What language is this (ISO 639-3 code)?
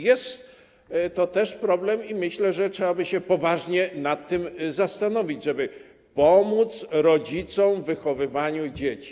pol